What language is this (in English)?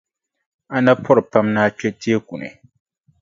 Dagbani